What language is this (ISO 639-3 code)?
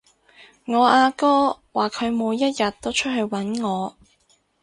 yue